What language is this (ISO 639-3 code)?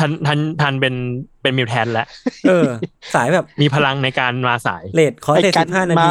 tha